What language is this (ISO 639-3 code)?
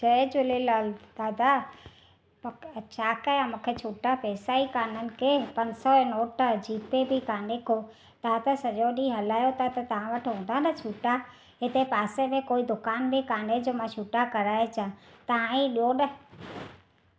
snd